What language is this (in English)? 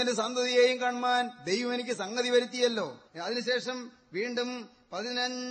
Malayalam